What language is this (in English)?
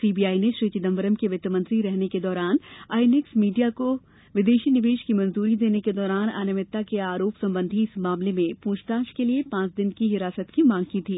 Hindi